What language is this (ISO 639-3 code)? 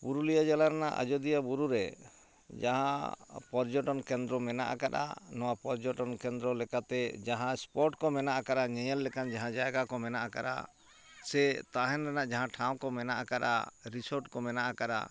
sat